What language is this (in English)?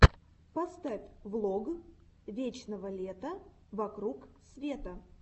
Russian